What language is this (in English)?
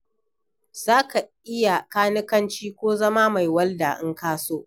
Hausa